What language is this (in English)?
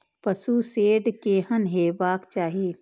Maithili